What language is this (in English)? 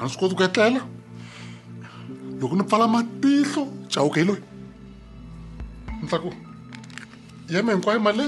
Spanish